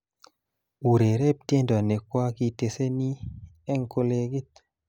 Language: Kalenjin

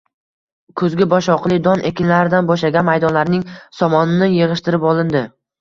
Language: Uzbek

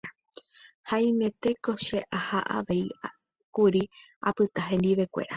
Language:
Guarani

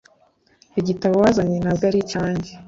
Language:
Kinyarwanda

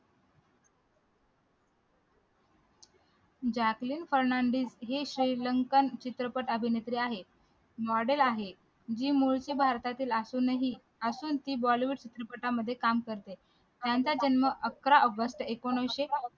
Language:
Marathi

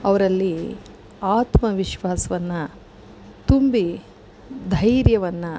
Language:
Kannada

